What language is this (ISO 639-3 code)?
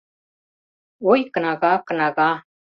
chm